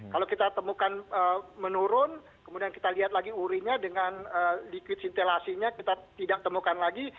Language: Indonesian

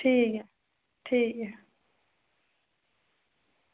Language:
Dogri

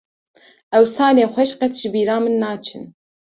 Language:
Kurdish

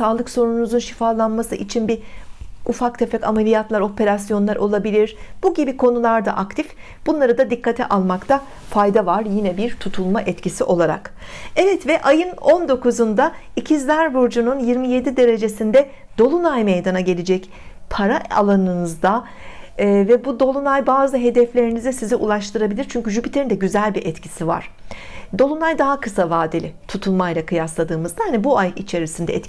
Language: Turkish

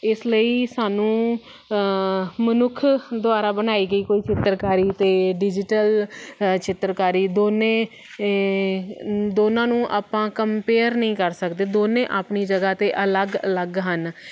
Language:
Punjabi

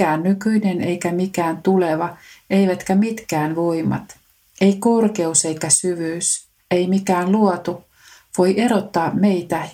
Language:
Finnish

